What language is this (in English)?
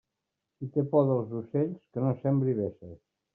Catalan